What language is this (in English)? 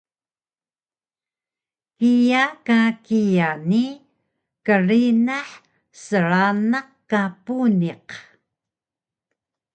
Taroko